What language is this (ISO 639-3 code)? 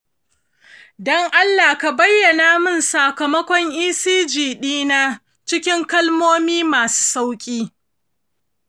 hau